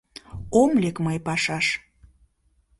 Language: Mari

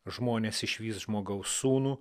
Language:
Lithuanian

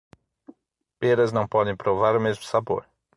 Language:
Portuguese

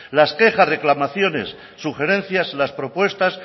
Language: Spanish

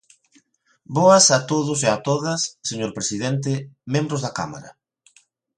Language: Galician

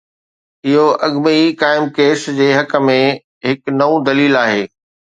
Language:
Sindhi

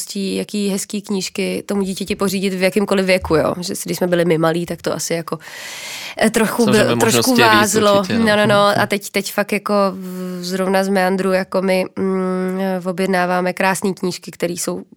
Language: Czech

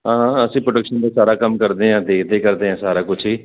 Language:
Punjabi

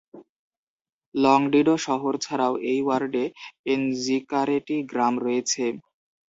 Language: Bangla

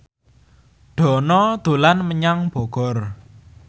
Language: Javanese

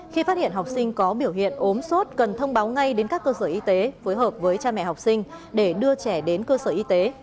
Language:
Vietnamese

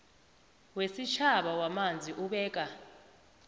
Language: South Ndebele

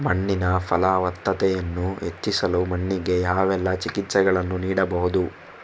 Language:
Kannada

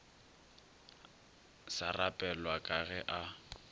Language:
Northern Sotho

